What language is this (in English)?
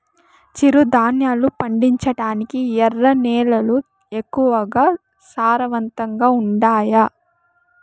Telugu